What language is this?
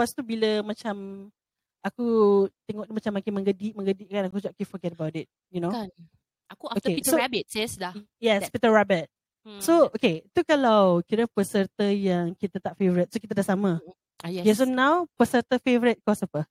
Malay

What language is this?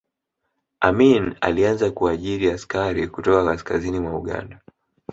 Swahili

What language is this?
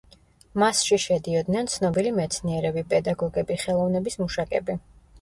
Georgian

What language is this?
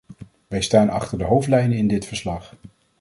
Dutch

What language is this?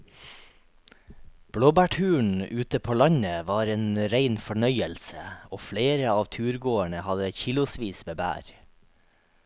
Norwegian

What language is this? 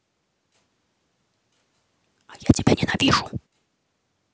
Russian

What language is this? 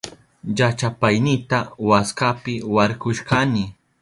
Southern Pastaza Quechua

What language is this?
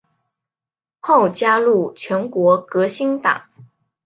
Chinese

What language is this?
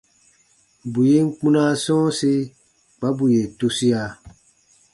Baatonum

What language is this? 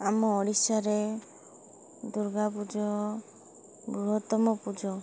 Odia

